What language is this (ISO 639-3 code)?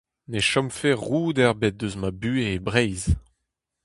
bre